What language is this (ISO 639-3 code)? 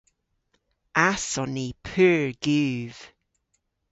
cor